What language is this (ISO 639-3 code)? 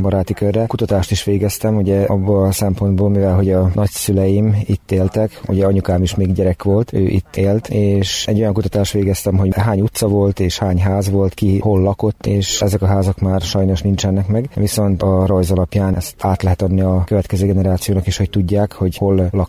hun